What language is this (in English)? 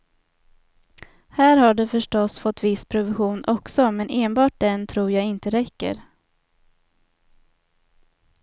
Swedish